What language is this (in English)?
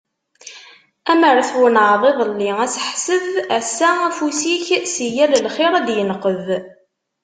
Kabyle